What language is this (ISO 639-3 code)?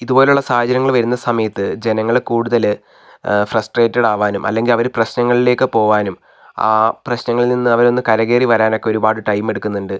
mal